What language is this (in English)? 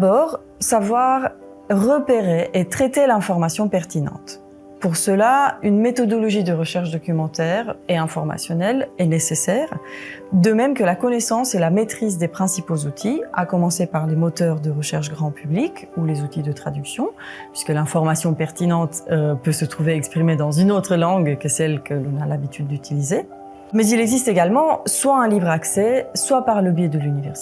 French